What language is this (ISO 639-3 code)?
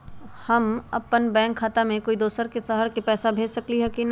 mag